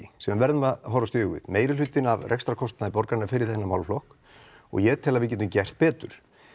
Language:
Icelandic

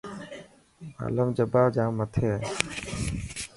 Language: Dhatki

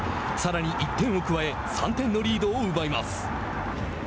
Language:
Japanese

